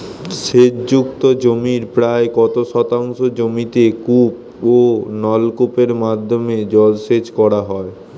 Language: Bangla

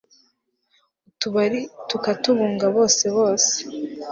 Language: Kinyarwanda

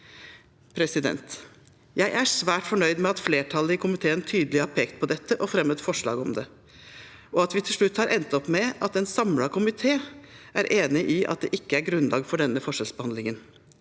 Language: Norwegian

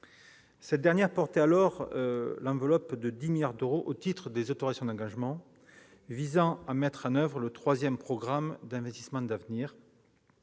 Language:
French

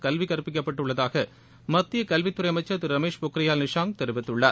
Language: Tamil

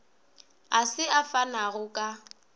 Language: Northern Sotho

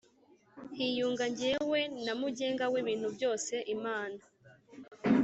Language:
Kinyarwanda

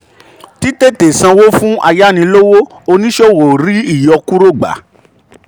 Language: Yoruba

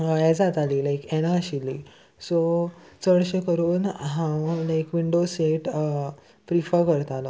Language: Konkani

